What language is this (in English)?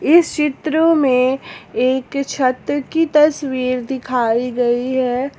Hindi